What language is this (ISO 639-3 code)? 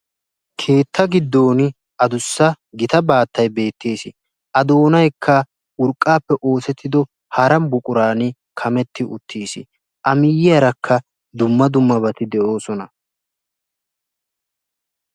wal